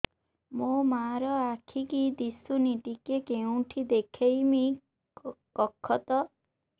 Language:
Odia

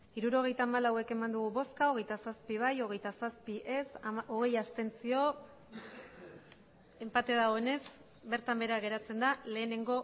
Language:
Basque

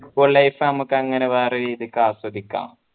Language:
Malayalam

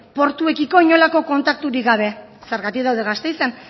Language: Basque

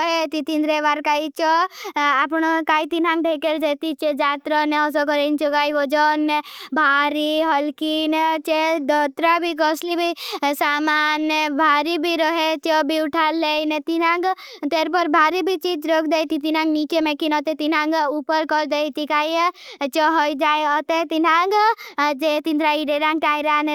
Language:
Bhili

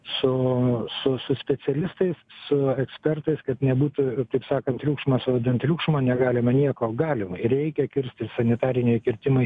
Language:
Lithuanian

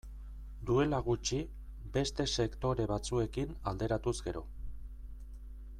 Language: Basque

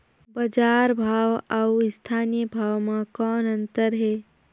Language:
Chhattisgarhi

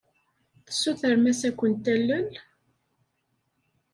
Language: Kabyle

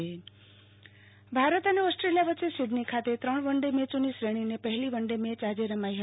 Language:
Gujarati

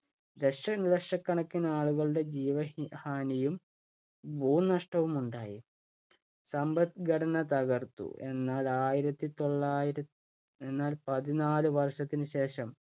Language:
Malayalam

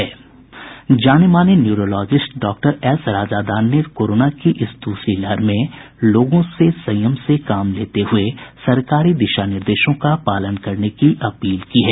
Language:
Hindi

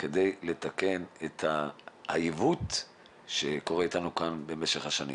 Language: Hebrew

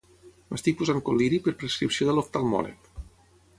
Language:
Catalan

